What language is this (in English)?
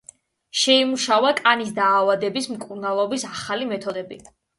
Georgian